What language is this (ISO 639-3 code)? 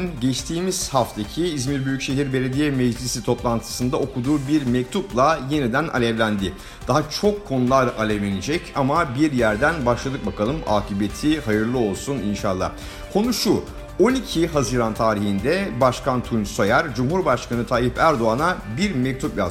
tur